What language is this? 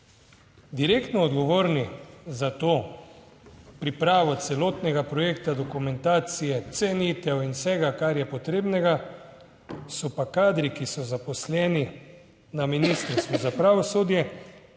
Slovenian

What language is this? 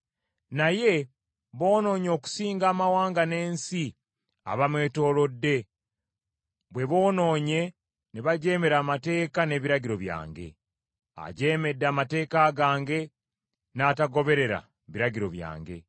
Ganda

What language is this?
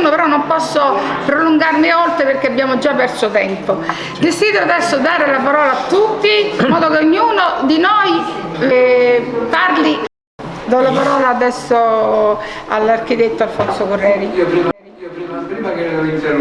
Italian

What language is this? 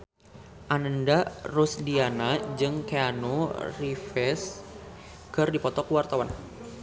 Sundanese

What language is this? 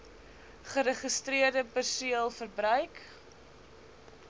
Afrikaans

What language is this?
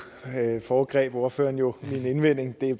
Danish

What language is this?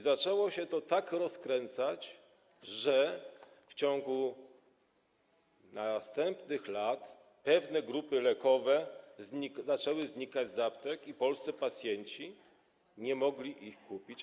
Polish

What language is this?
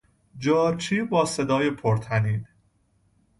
Persian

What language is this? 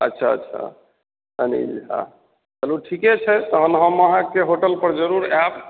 Maithili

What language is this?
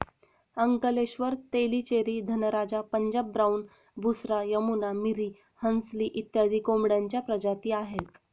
Marathi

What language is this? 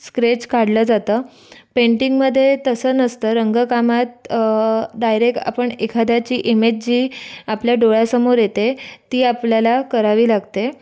Marathi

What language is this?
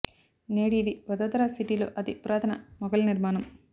Telugu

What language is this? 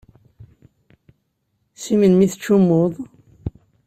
Kabyle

